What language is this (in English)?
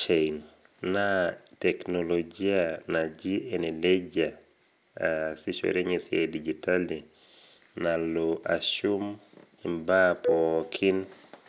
Masai